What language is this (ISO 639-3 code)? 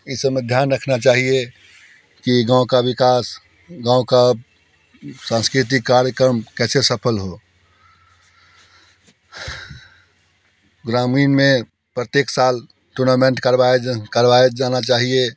hin